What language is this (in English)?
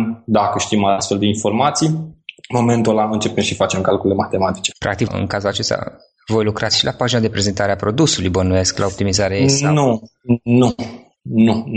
Romanian